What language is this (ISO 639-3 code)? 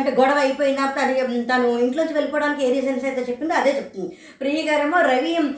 tel